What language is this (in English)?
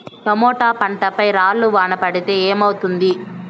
Telugu